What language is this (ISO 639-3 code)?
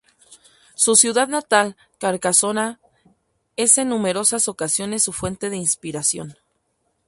spa